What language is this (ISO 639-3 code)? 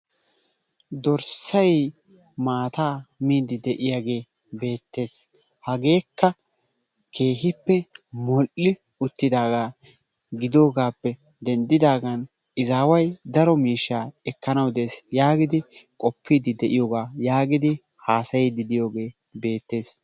wal